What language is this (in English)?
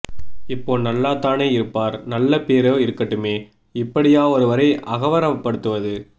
Tamil